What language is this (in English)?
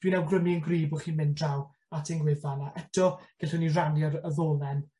Welsh